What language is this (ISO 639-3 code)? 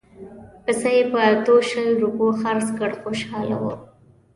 pus